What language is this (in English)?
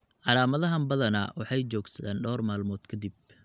Somali